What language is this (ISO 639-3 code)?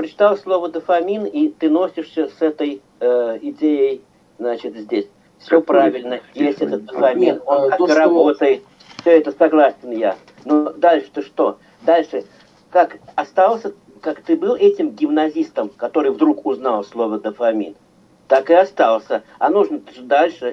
rus